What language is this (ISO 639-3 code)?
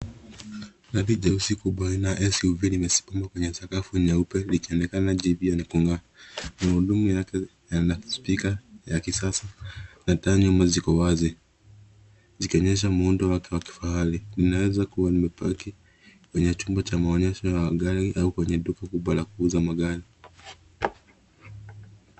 swa